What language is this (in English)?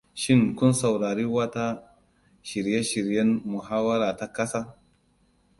Hausa